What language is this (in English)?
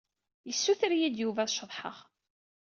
Kabyle